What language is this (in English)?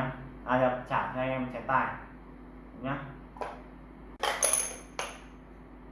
Vietnamese